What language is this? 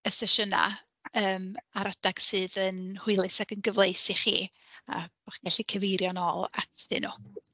Welsh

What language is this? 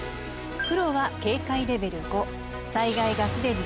Japanese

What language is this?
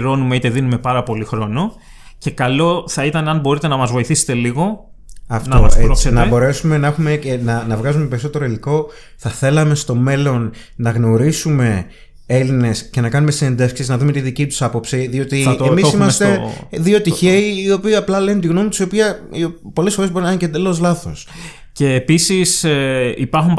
Greek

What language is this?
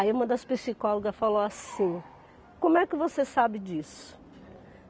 Portuguese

